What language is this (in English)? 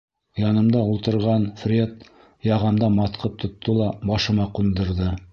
Bashkir